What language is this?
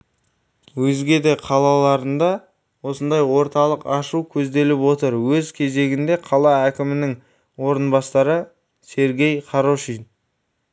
Kazakh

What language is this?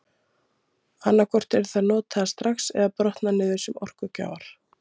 Icelandic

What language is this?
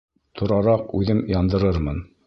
Bashkir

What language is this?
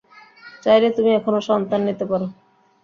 Bangla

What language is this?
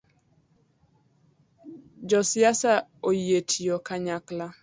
Luo (Kenya and Tanzania)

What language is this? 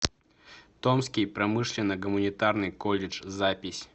Russian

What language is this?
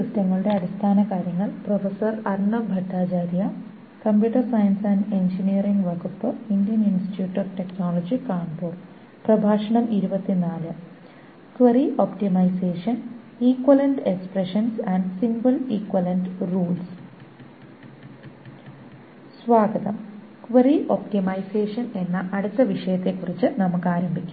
Malayalam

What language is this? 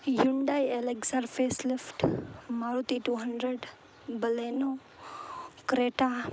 Gujarati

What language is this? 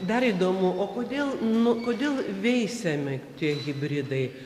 Lithuanian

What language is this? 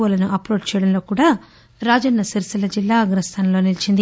Telugu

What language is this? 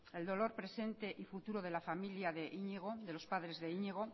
Spanish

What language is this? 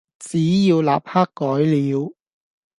Cantonese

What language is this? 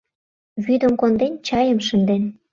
Mari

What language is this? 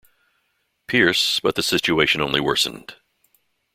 English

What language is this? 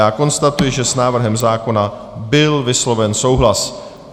Czech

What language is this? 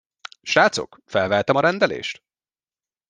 Hungarian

